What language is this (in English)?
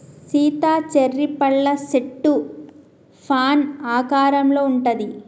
Telugu